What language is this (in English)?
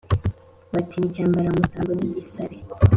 Kinyarwanda